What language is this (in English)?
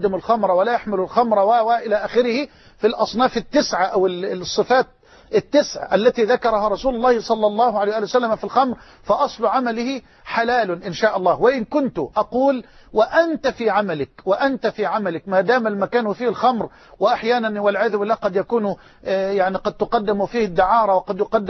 Arabic